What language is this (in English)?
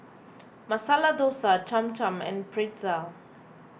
English